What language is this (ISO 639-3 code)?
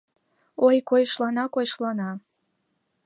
chm